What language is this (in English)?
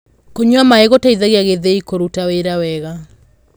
Kikuyu